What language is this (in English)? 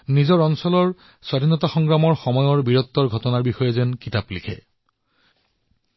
Assamese